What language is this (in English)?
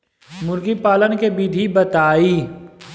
Bhojpuri